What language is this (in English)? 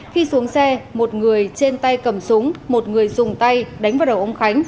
Vietnamese